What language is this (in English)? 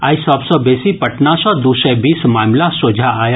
Maithili